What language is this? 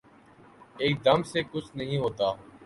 Urdu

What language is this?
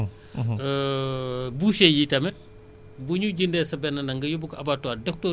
Wolof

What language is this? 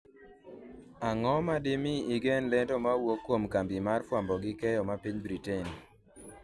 Luo (Kenya and Tanzania)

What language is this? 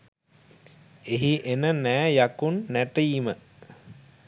Sinhala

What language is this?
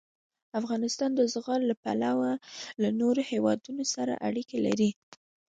Pashto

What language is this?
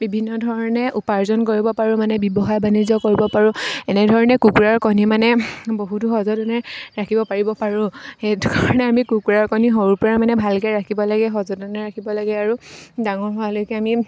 Assamese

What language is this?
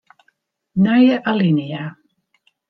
Western Frisian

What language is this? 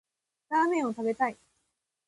Japanese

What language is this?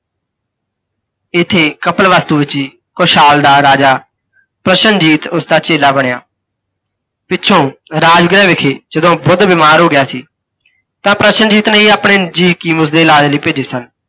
Punjabi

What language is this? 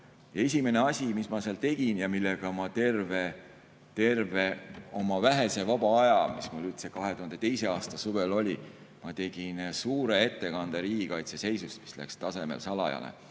Estonian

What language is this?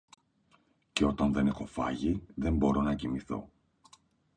Greek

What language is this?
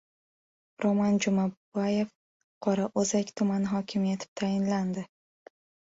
Uzbek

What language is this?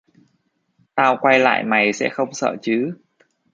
Vietnamese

